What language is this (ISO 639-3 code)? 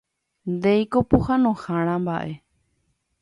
grn